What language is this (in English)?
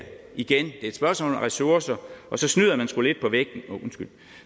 Danish